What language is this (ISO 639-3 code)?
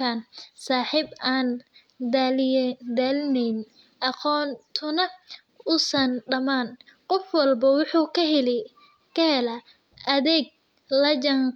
som